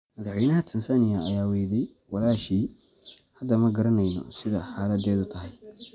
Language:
Somali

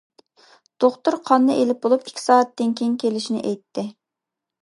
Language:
Uyghur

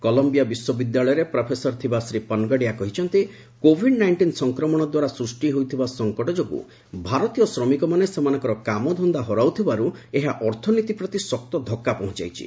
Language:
Odia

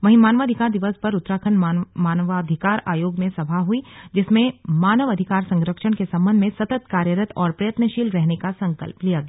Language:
Hindi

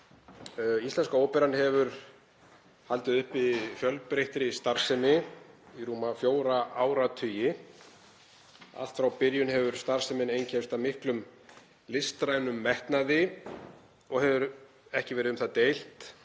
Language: Icelandic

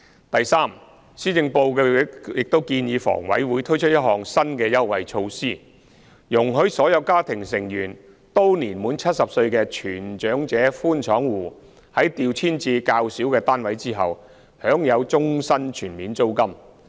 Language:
Cantonese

